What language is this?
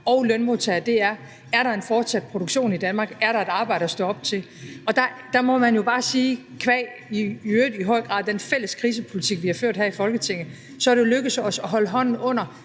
Danish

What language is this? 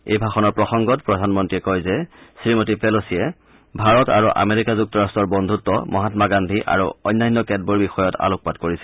Assamese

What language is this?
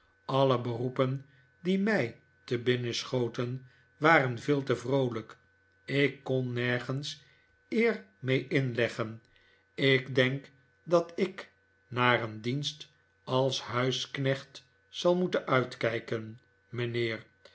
Dutch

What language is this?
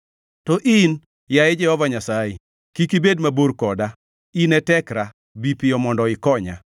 Luo (Kenya and Tanzania)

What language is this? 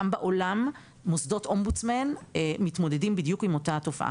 Hebrew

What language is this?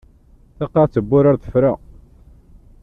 Kabyle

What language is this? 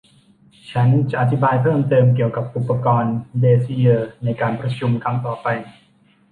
Thai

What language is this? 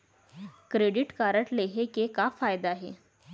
Chhattisgarhi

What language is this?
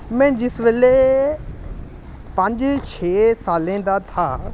Dogri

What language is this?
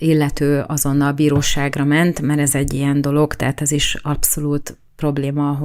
Hungarian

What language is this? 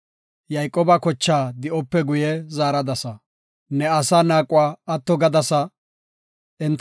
Gofa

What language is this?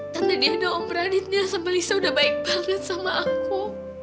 Indonesian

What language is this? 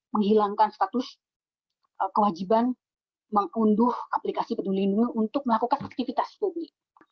Indonesian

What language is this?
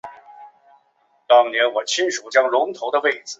Chinese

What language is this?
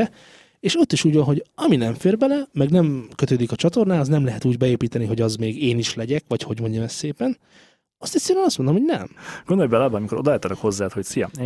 Hungarian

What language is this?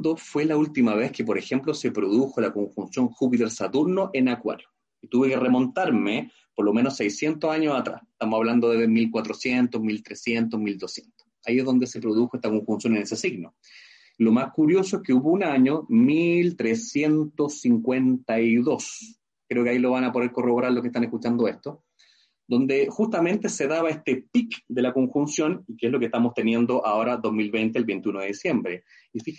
Spanish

